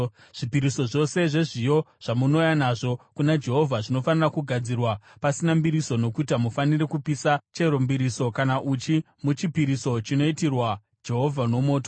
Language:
Shona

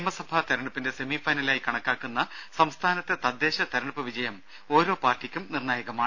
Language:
Malayalam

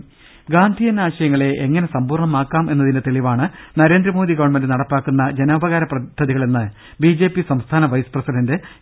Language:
Malayalam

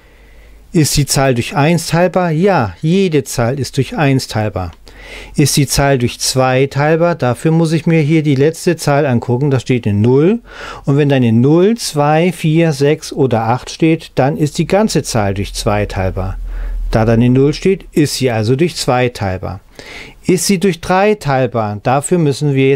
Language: German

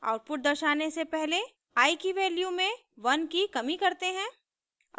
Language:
Hindi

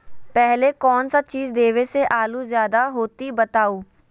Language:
Magahi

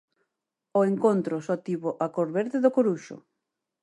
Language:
Galician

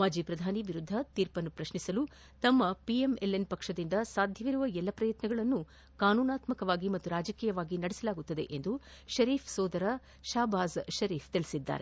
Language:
Kannada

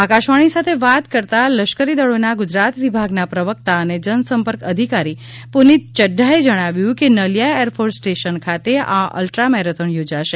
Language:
Gujarati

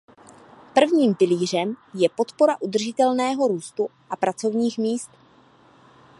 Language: Czech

